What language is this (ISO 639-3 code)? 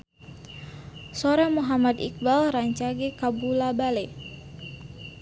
sun